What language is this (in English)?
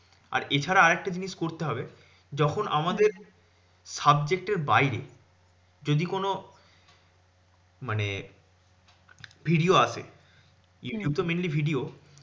Bangla